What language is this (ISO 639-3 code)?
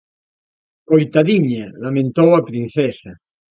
glg